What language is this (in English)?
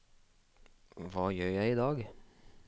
Norwegian